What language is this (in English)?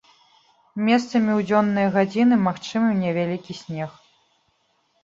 Belarusian